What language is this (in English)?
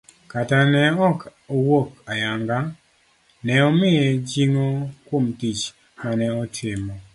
Luo (Kenya and Tanzania)